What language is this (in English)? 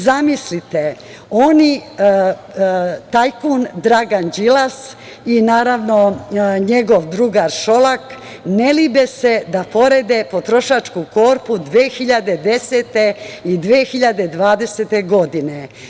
Serbian